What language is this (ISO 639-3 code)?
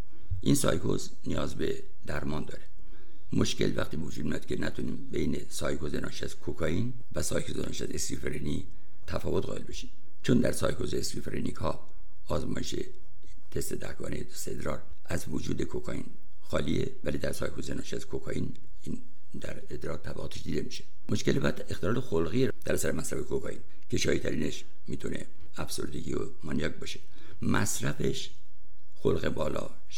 fas